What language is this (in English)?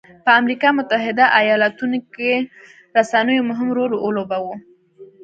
Pashto